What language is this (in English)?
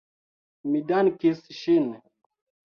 Esperanto